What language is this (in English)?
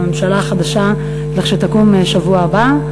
Hebrew